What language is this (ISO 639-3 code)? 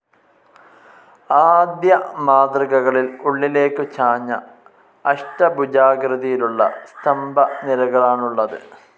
mal